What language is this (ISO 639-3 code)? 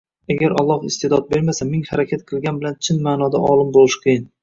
uzb